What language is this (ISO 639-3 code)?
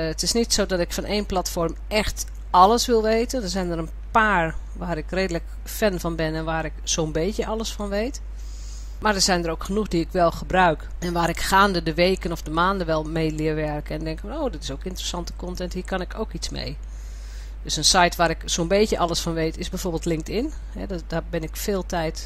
nld